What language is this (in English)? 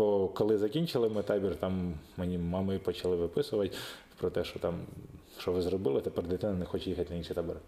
Ukrainian